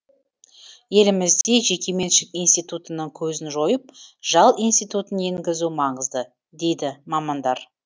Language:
Kazakh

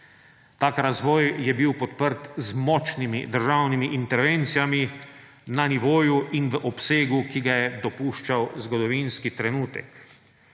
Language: Slovenian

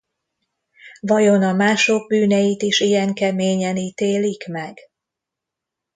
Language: Hungarian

